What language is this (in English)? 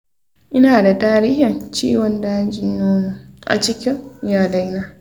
Hausa